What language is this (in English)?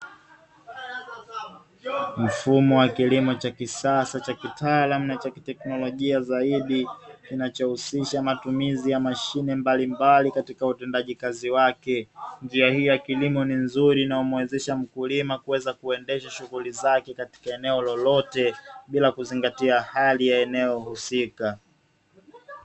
Swahili